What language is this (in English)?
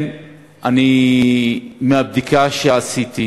Hebrew